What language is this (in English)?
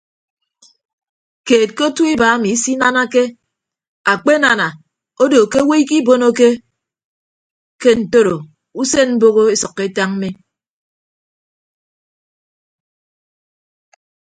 Ibibio